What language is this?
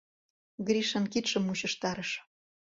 Mari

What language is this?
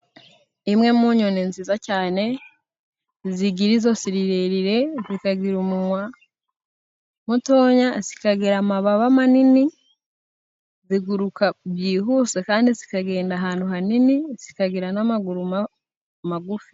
Kinyarwanda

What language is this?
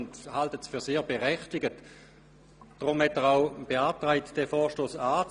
Swiss German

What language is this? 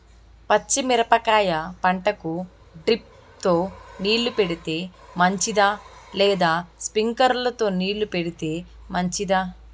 Telugu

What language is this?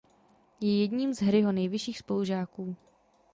Czech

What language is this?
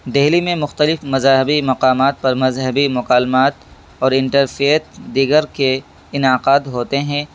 Urdu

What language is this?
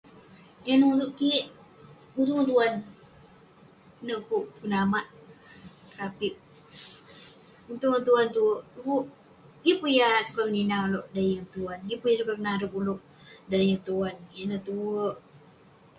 Western Penan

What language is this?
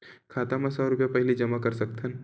Chhattisgarhi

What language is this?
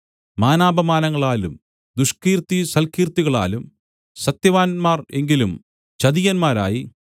Malayalam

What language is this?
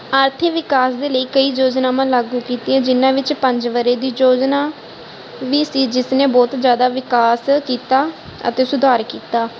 Punjabi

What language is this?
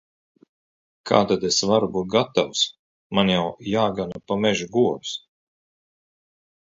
Latvian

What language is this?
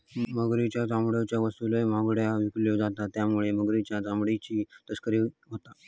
Marathi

